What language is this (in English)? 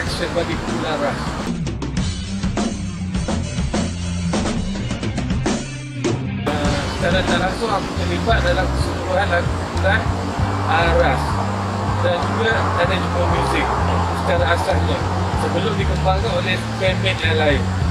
Malay